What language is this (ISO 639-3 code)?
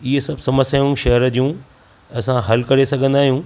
snd